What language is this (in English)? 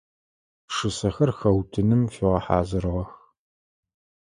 Adyghe